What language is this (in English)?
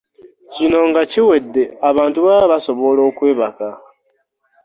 Ganda